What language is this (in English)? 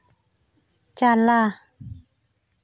Santali